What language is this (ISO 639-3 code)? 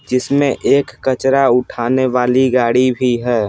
hin